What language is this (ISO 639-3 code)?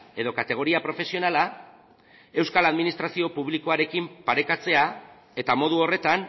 eus